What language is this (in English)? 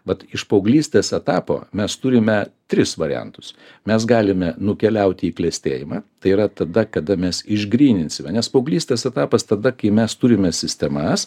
Lithuanian